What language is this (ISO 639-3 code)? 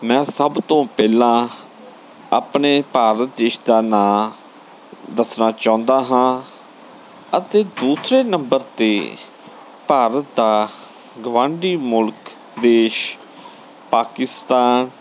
pan